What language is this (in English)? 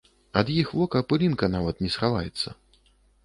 Belarusian